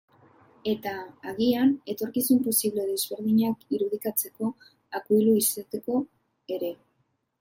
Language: Basque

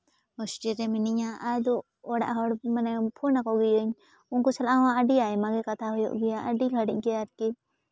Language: Santali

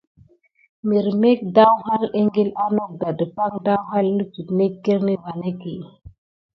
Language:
Gidar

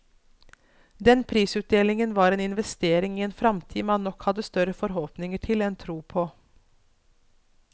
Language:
Norwegian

